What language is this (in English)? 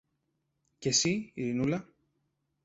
Greek